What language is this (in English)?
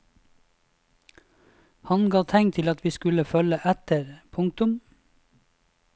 Norwegian